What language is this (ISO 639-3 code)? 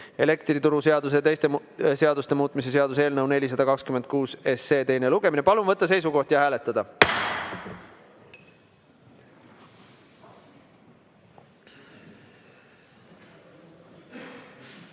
est